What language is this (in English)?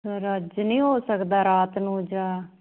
Punjabi